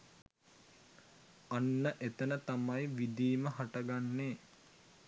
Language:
Sinhala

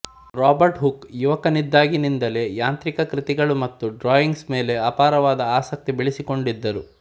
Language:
Kannada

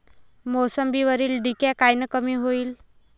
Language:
Marathi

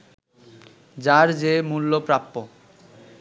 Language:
Bangla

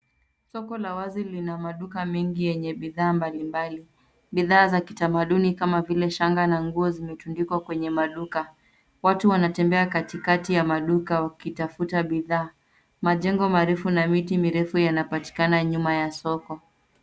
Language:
Swahili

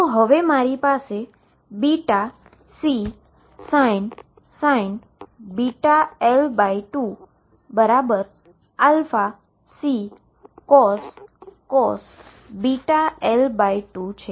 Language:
Gujarati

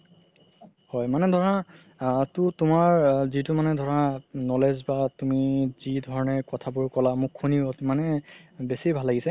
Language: Assamese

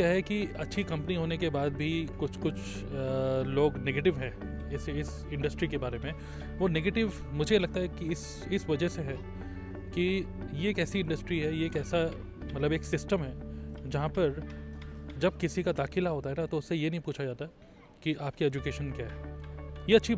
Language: Hindi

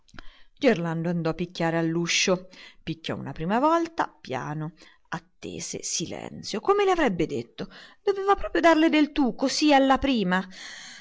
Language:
Italian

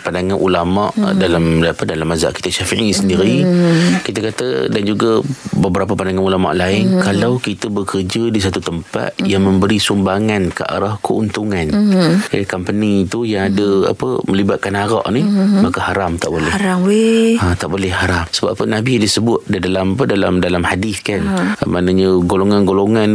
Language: Malay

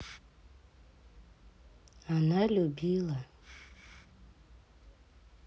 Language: Russian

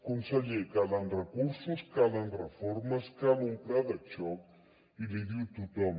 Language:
Catalan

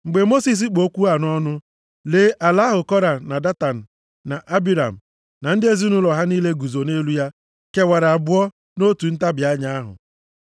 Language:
Igbo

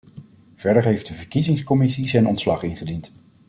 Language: Dutch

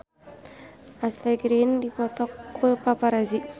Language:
Sundanese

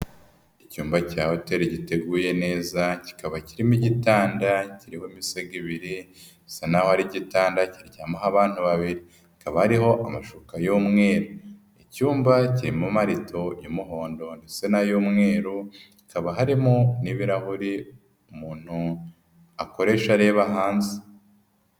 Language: Kinyarwanda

